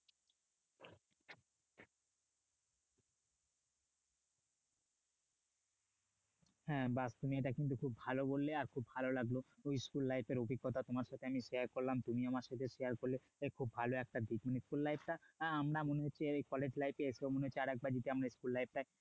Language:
Bangla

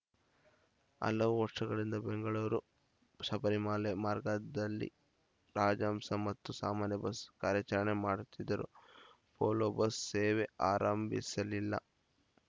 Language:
Kannada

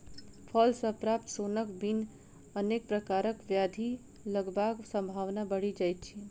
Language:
Maithili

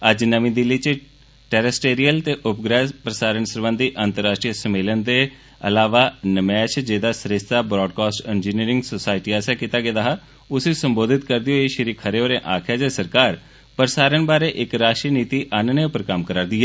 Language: Dogri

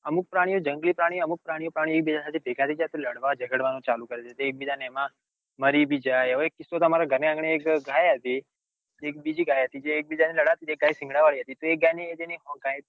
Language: Gujarati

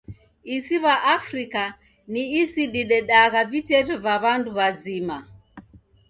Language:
Taita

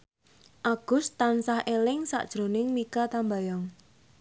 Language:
Javanese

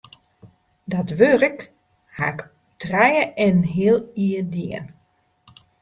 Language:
Western Frisian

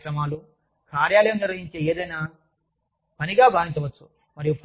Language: Telugu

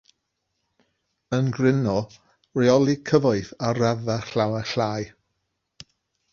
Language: Welsh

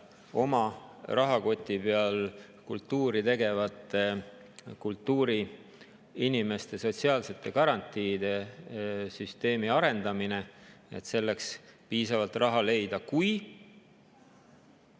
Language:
Estonian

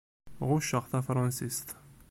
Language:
Kabyle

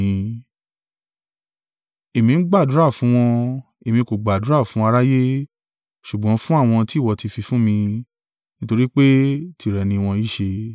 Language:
Yoruba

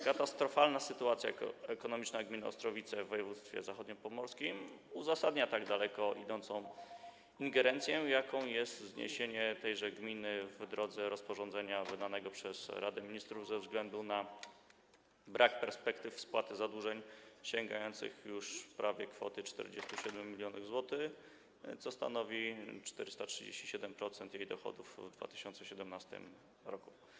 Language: Polish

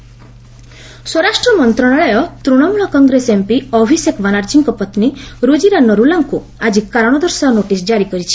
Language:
Odia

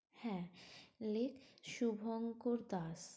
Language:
Bangla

